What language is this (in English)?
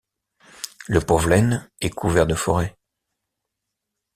French